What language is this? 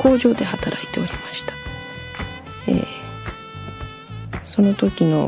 Japanese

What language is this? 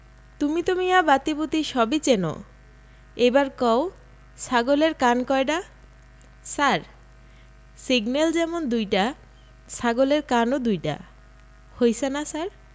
Bangla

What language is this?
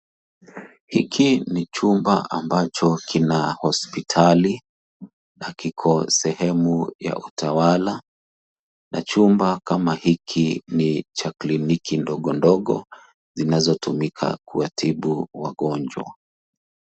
Swahili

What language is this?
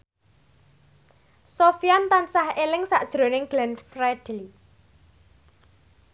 Javanese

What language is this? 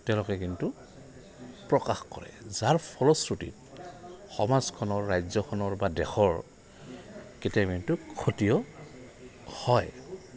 Assamese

